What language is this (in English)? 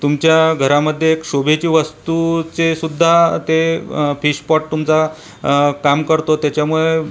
Marathi